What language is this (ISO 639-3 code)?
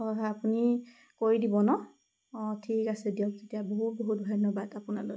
asm